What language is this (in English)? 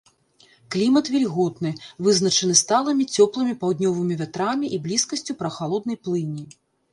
Belarusian